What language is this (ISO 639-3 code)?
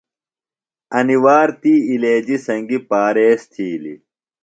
phl